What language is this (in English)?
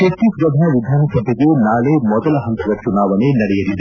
Kannada